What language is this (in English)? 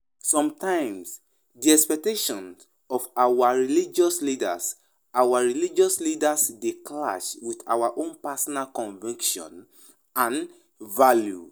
Nigerian Pidgin